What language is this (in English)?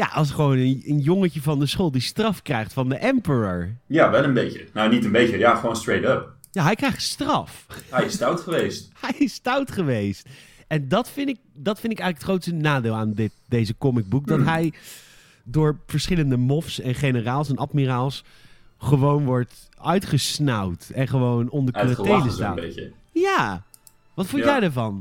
Dutch